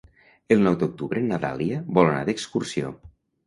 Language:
Catalan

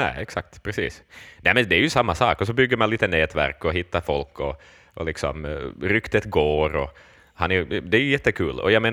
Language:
Swedish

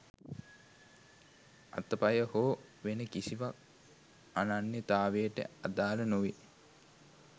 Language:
Sinhala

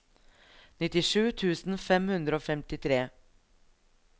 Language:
Norwegian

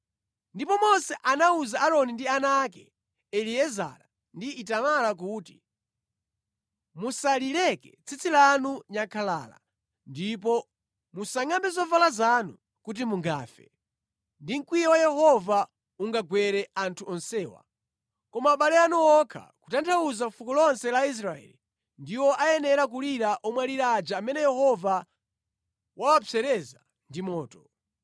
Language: Nyanja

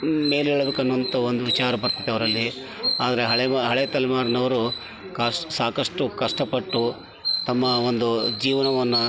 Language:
Kannada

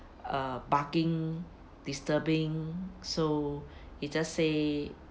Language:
English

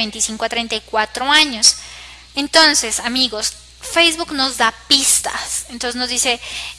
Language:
Spanish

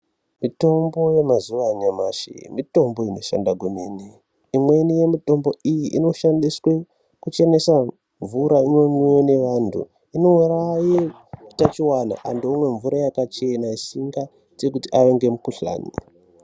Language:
Ndau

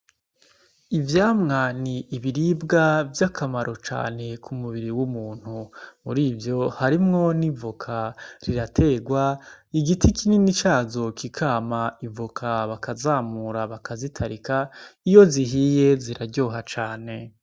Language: Rundi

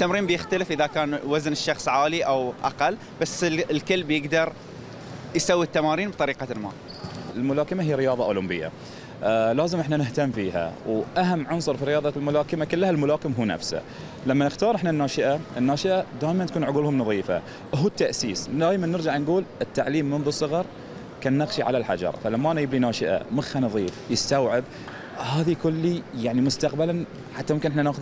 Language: Arabic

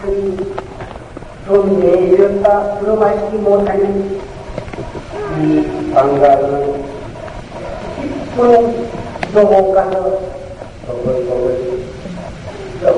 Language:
Korean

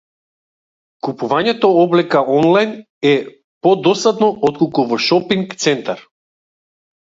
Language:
Macedonian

